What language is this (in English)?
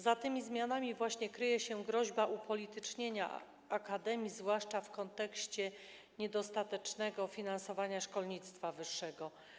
Polish